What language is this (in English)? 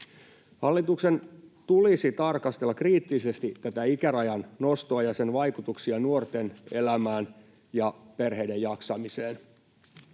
Finnish